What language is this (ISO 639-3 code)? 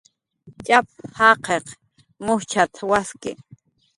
jqr